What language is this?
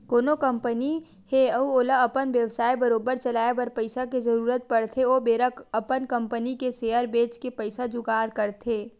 Chhattisgarhi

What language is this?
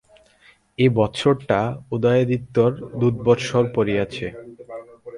Bangla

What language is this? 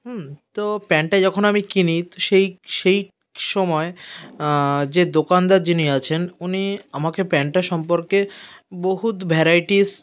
Bangla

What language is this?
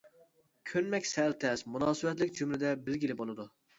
Uyghur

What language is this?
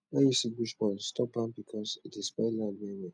Nigerian Pidgin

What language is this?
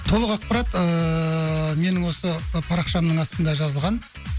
Kazakh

